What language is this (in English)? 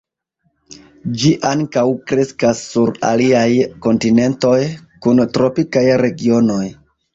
Esperanto